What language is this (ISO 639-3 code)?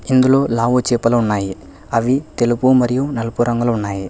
tel